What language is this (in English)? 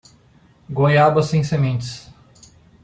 Portuguese